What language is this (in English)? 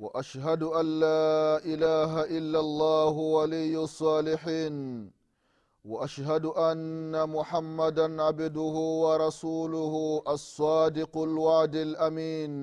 Swahili